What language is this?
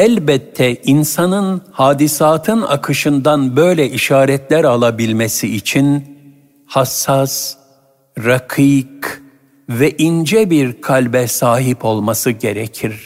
Turkish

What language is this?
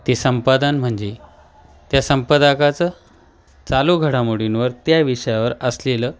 Marathi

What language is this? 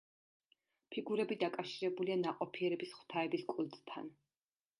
Georgian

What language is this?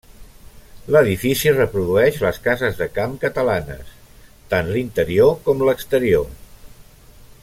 Catalan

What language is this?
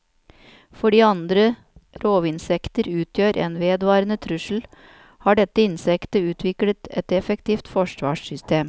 Norwegian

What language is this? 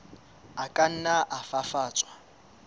Southern Sotho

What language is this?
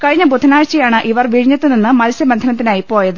Malayalam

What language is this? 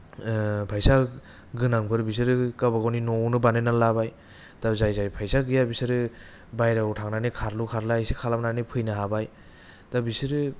Bodo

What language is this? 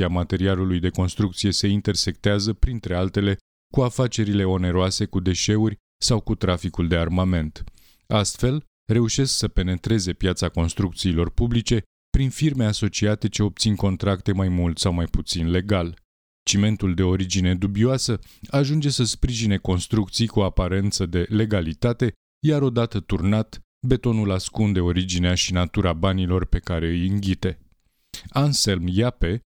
Romanian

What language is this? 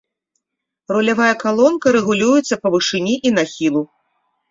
Belarusian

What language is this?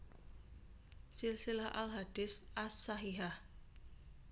Javanese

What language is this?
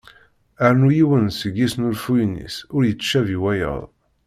Kabyle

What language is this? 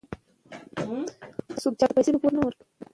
Pashto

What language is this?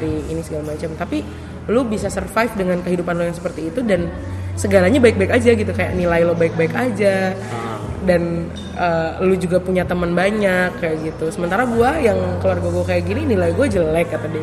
Indonesian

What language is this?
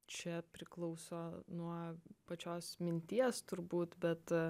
Lithuanian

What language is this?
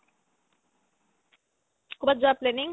Assamese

